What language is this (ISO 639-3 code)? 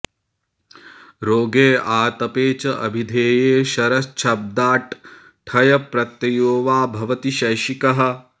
san